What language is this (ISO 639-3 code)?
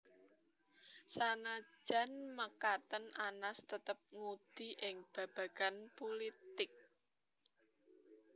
jav